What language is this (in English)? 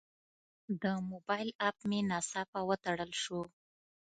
Pashto